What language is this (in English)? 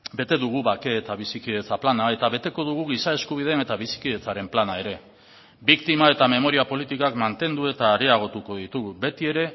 Basque